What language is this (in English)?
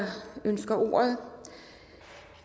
Danish